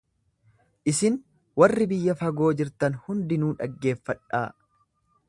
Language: Oromo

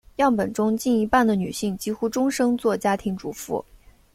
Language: Chinese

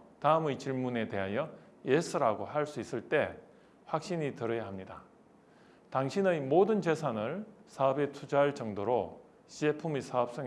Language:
Korean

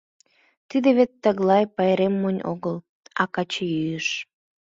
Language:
Mari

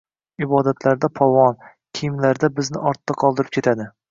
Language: Uzbek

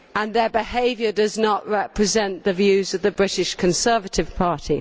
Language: English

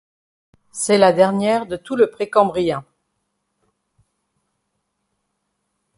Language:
French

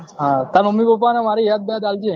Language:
Gujarati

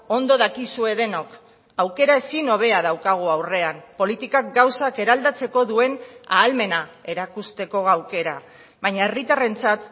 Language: Basque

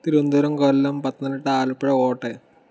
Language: Malayalam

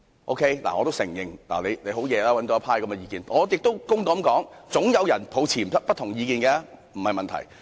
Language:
Cantonese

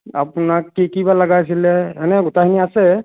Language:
Assamese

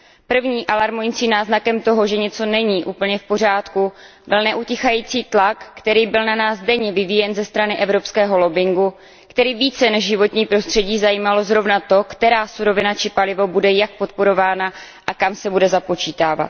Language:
Czech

